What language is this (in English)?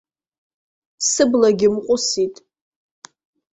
Abkhazian